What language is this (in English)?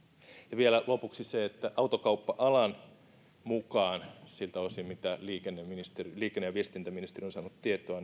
Finnish